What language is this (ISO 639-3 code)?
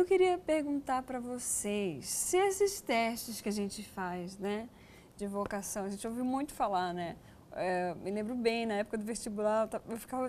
por